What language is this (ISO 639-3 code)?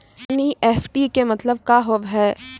mai